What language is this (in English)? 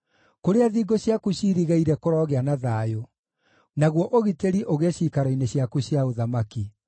Kikuyu